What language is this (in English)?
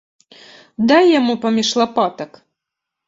Belarusian